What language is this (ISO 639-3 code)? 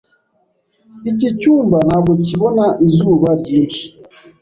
kin